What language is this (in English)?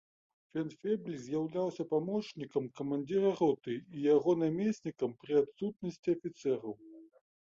Belarusian